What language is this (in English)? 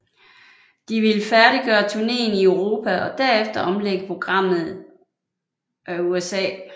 Danish